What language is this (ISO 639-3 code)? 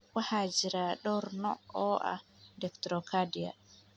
som